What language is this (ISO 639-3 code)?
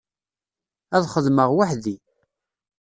kab